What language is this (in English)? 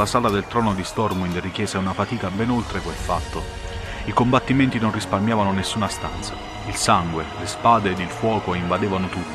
Italian